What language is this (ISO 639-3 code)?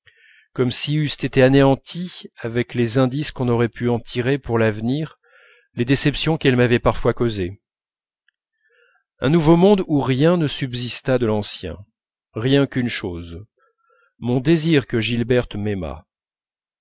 fra